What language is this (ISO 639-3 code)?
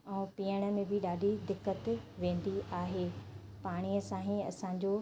snd